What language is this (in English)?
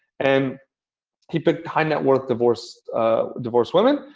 English